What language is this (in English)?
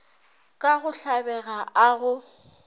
Northern Sotho